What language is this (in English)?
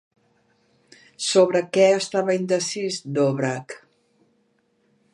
Catalan